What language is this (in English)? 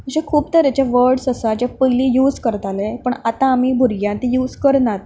Konkani